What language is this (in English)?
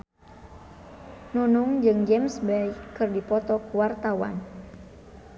Sundanese